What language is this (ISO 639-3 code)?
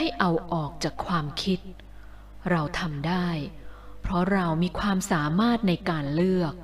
tha